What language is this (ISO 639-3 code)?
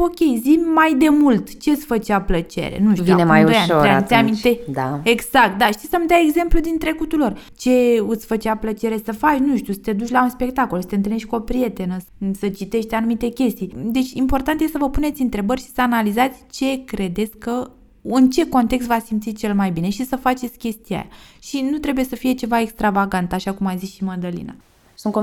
ron